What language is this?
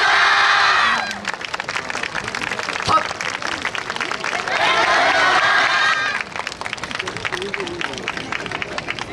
Japanese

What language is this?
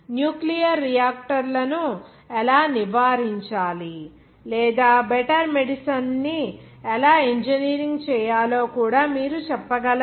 Telugu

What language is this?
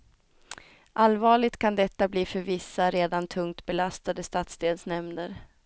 Swedish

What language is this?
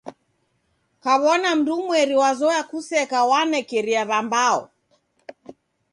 Taita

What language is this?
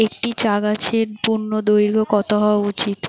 Bangla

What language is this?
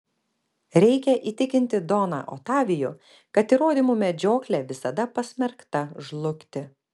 Lithuanian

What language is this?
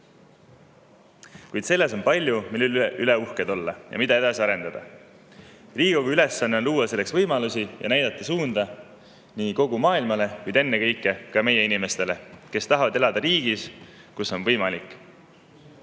Estonian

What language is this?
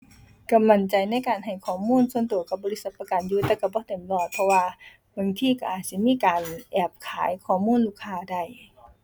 Thai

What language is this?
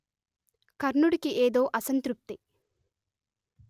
Telugu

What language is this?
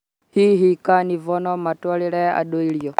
Kikuyu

